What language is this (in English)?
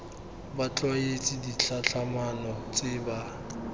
Tswana